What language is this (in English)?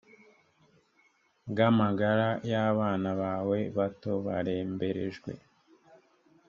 Kinyarwanda